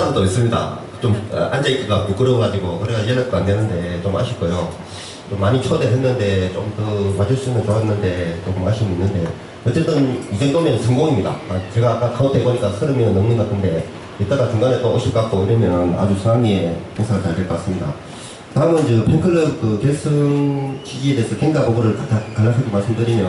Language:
Korean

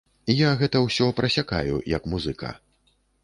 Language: Belarusian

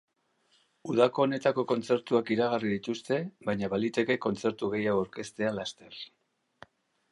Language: Basque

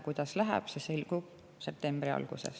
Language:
Estonian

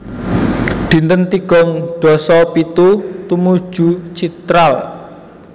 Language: Javanese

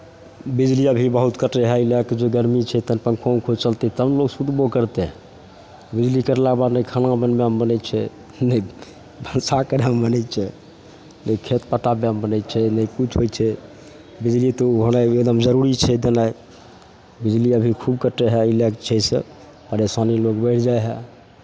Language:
Maithili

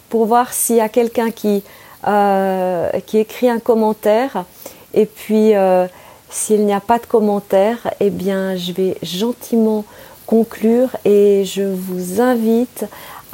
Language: French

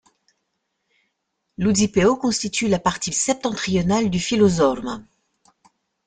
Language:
French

